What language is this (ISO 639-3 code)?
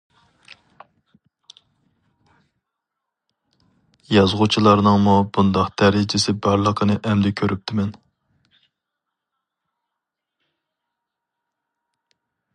uig